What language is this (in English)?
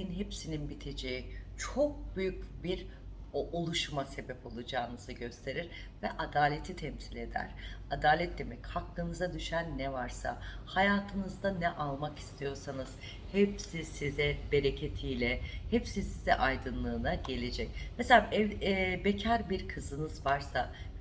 Turkish